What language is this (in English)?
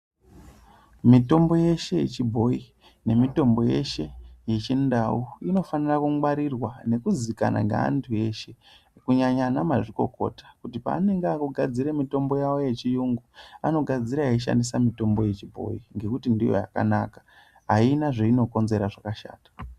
Ndau